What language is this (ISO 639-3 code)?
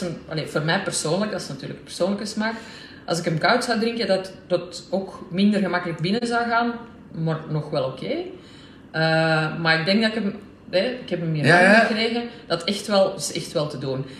nld